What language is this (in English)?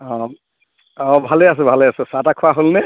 Assamese